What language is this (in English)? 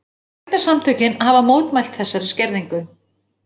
Icelandic